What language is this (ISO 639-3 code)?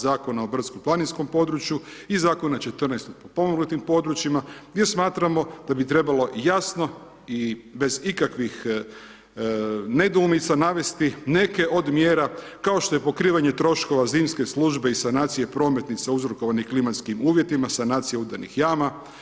hrv